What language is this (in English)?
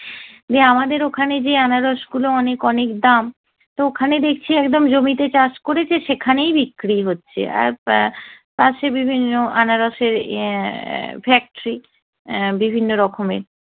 Bangla